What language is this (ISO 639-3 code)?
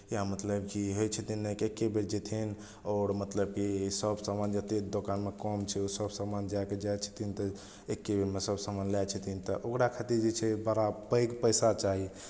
mai